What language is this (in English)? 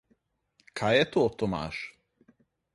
Slovenian